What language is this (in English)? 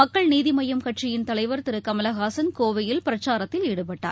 Tamil